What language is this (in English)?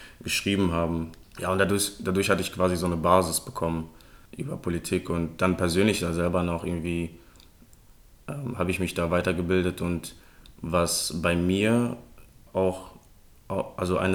German